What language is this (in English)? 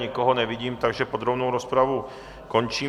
Czech